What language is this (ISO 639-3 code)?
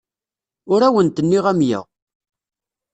kab